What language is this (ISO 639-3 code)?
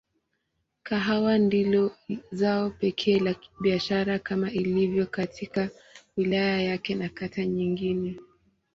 swa